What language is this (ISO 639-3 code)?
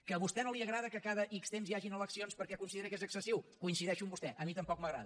cat